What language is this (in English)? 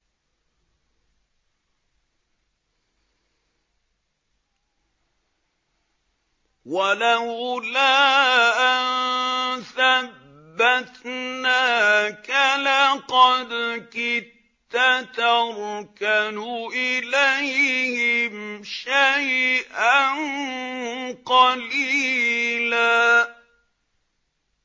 Arabic